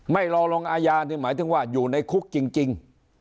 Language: Thai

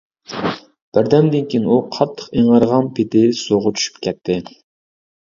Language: Uyghur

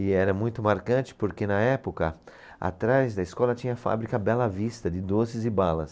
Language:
Portuguese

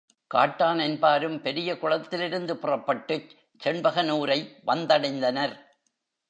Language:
Tamil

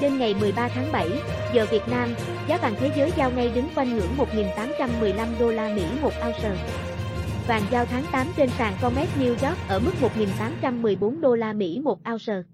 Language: Vietnamese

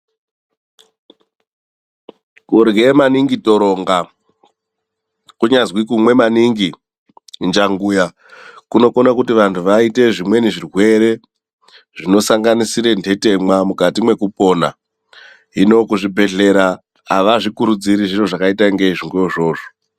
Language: Ndau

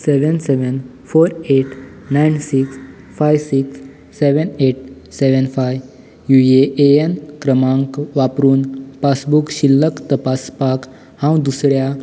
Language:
Konkani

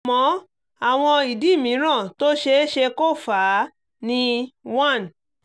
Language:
Yoruba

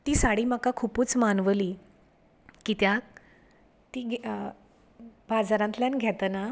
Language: Konkani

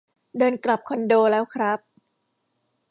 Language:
Thai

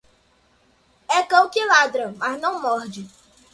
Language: Portuguese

